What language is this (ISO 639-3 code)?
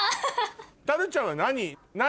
jpn